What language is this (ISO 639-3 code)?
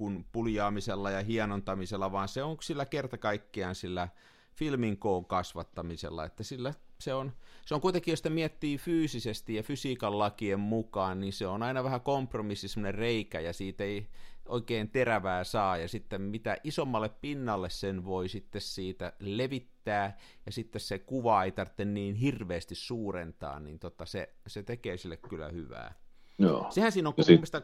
fin